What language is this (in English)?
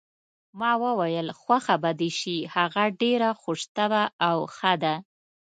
Pashto